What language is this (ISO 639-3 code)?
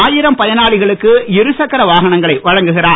tam